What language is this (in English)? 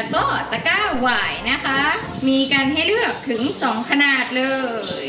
Thai